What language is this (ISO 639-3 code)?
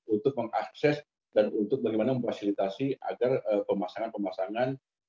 ind